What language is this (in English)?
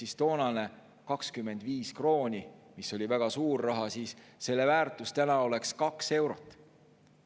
Estonian